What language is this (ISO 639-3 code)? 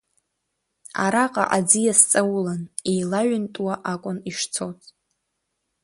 abk